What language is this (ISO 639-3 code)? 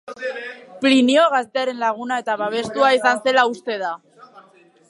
eus